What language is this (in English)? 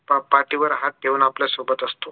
Marathi